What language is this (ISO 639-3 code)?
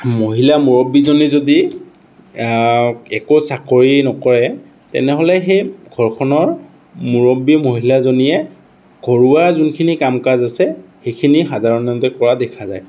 asm